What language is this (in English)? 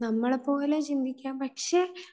Malayalam